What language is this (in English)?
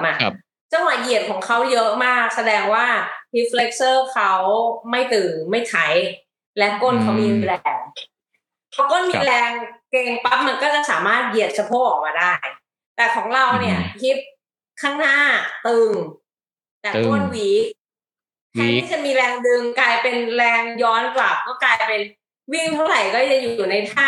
Thai